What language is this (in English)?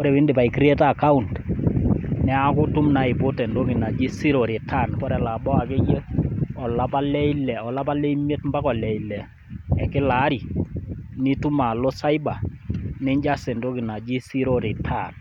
Masai